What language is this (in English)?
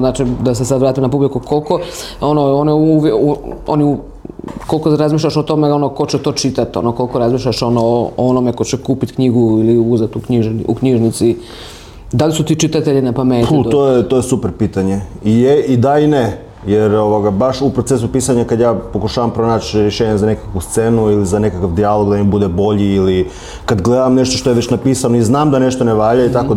Croatian